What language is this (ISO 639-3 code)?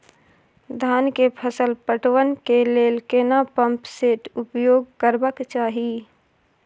mai